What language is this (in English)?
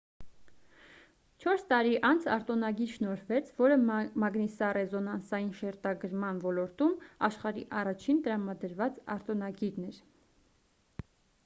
Armenian